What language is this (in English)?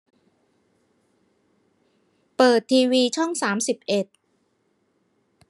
Thai